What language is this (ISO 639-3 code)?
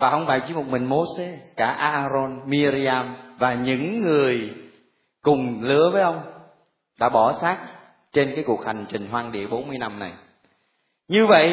vie